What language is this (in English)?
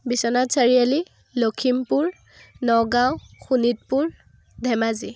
Assamese